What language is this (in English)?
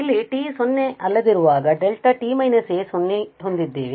Kannada